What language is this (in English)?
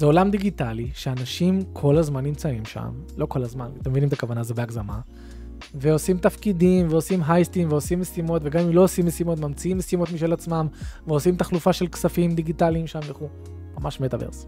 Hebrew